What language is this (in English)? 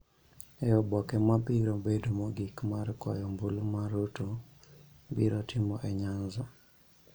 Luo (Kenya and Tanzania)